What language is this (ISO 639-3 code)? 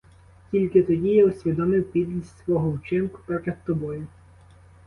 ukr